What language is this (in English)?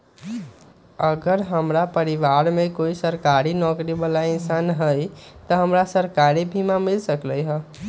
Magahi